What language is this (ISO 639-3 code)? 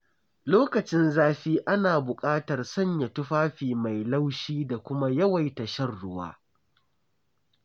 hau